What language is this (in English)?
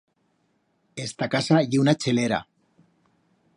Aragonese